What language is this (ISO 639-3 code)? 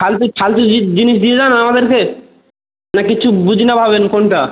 ben